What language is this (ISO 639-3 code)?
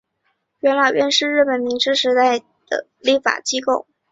zho